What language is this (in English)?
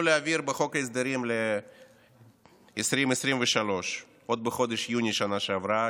Hebrew